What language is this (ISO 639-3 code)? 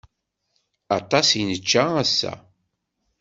kab